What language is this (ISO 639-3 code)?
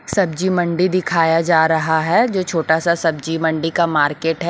hin